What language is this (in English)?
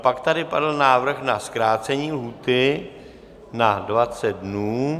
Czech